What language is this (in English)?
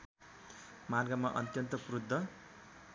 Nepali